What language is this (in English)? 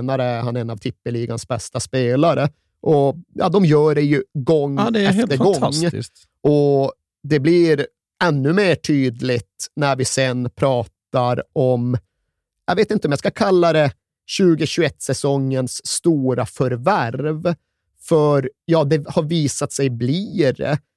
Swedish